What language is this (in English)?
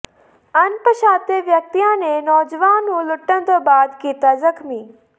Punjabi